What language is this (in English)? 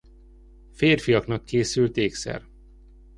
Hungarian